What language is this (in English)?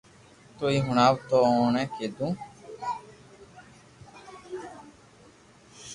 Loarki